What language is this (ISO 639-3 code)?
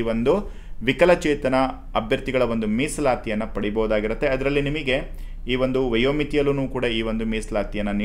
kan